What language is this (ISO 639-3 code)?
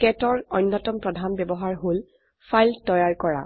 asm